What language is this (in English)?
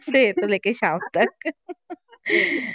Punjabi